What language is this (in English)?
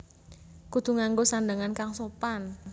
Javanese